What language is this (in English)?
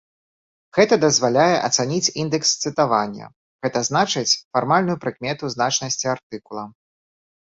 Belarusian